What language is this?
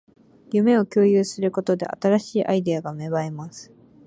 Japanese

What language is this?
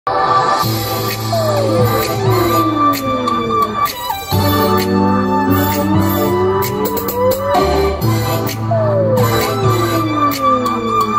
Polish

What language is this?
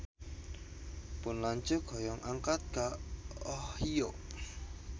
Sundanese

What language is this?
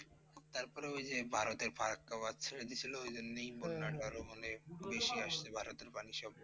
Bangla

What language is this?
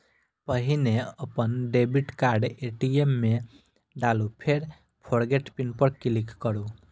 Maithili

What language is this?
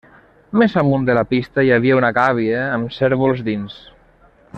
Catalan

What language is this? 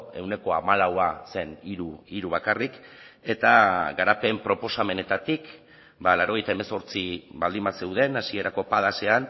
Basque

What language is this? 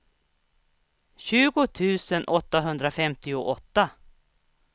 Swedish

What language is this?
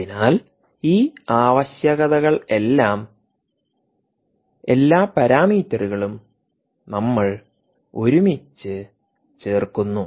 Malayalam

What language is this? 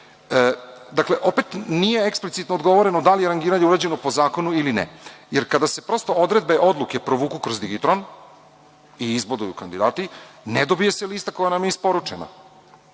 Serbian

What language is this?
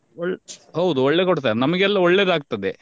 Kannada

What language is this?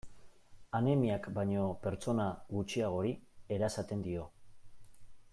Basque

